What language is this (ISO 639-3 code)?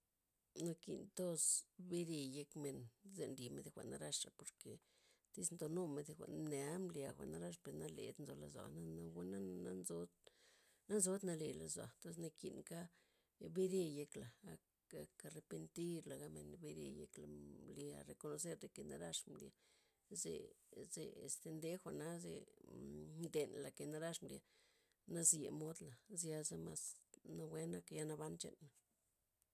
ztp